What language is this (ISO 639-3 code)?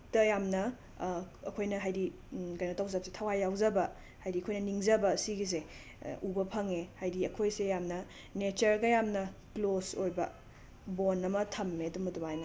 mni